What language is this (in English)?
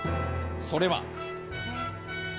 Japanese